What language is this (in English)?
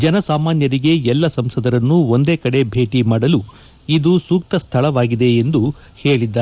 Kannada